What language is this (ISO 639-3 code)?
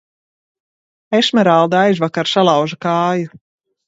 lav